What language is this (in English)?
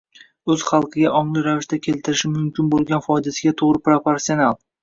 Uzbek